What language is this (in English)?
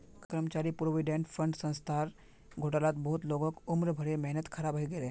Magahi